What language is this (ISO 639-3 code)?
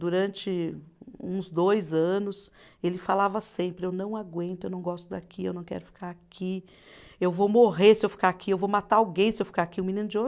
por